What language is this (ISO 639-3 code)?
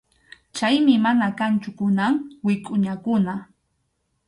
qxu